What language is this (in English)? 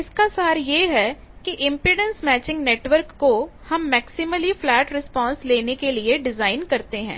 Hindi